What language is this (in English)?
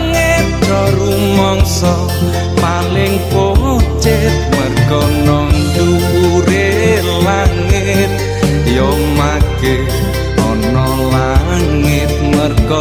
Indonesian